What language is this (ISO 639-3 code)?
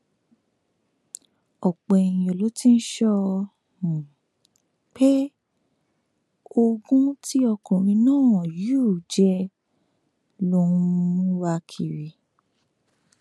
yor